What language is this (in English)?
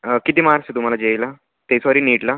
Marathi